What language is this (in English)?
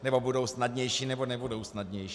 Czech